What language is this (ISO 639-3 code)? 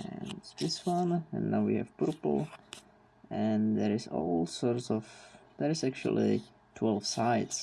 eng